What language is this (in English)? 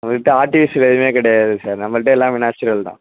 Tamil